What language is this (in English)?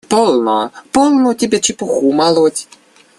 Russian